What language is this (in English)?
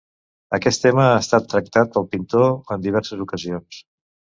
Catalan